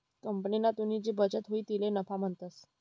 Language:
Marathi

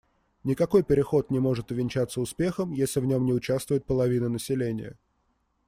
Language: Russian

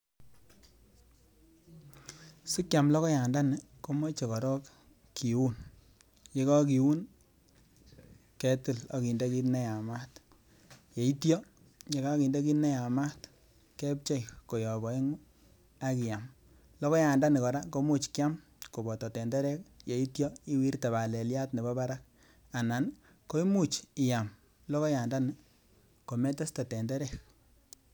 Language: Kalenjin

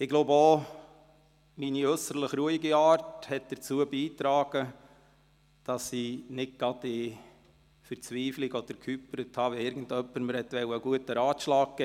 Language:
Swiss German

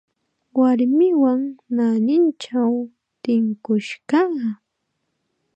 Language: Chiquián Ancash Quechua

